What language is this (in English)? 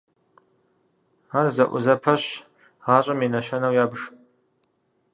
Kabardian